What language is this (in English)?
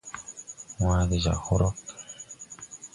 Tupuri